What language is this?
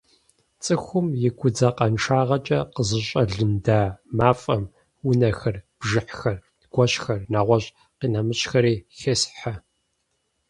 Kabardian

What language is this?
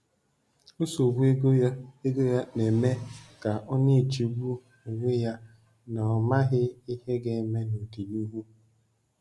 Igbo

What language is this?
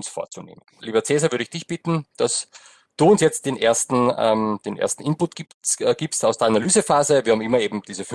German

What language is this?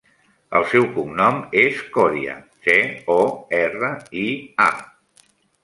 Catalan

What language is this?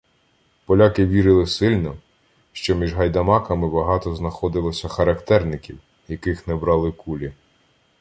Ukrainian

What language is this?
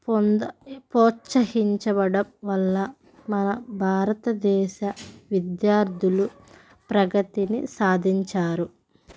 Telugu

